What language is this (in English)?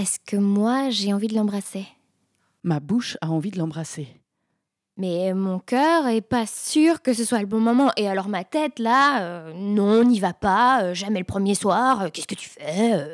French